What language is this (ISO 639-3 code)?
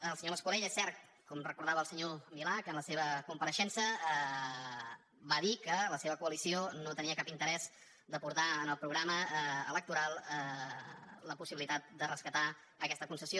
cat